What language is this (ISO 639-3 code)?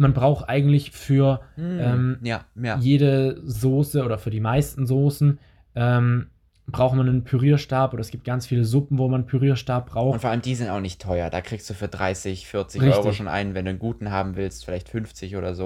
deu